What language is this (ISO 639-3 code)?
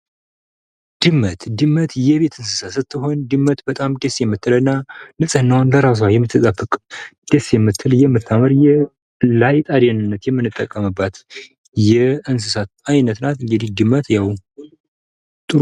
amh